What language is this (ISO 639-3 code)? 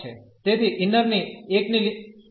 guj